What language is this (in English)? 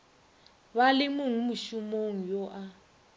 Northern Sotho